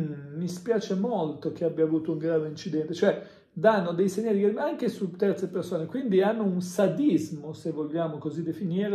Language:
Italian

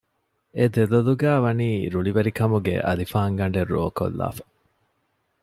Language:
Divehi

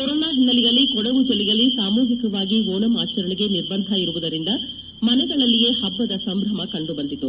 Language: Kannada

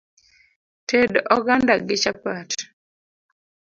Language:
Luo (Kenya and Tanzania)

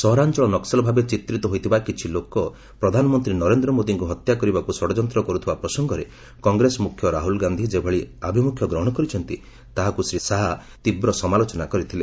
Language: Odia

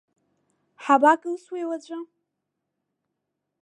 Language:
Abkhazian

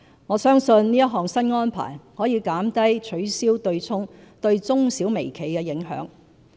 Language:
Cantonese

